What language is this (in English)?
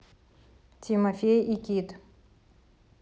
Russian